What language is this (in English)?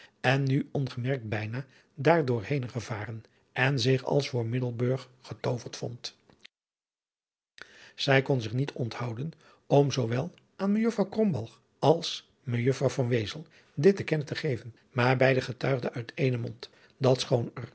Dutch